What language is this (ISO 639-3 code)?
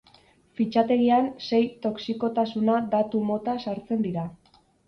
eus